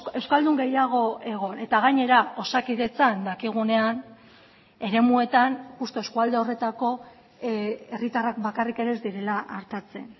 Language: Basque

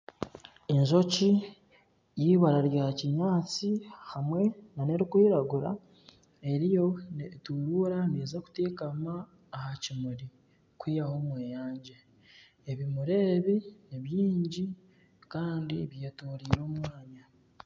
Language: Nyankole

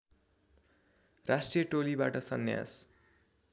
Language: Nepali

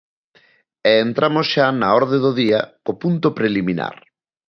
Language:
Galician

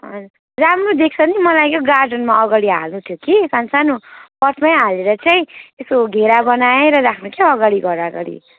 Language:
Nepali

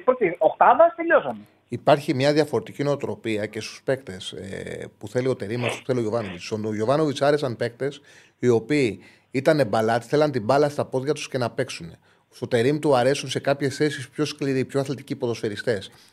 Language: Greek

